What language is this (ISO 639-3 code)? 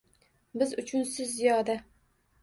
uzb